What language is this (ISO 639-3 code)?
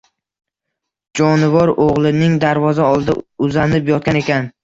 uzb